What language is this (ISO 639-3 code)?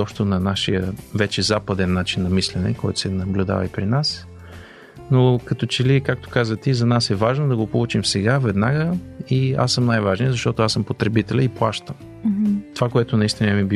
bul